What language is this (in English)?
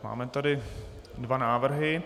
Czech